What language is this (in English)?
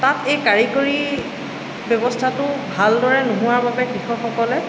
Assamese